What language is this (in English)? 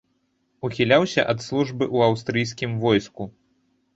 Belarusian